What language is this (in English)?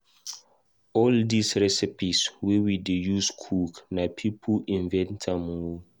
Nigerian Pidgin